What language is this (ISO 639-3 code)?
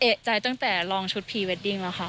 tha